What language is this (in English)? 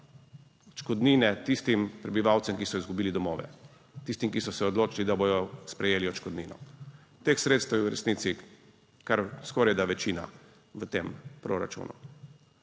Slovenian